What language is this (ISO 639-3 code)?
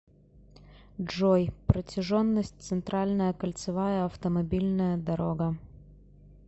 rus